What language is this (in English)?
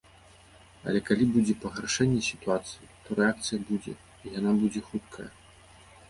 Belarusian